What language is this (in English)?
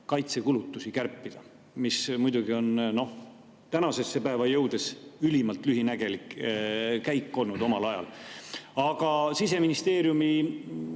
Estonian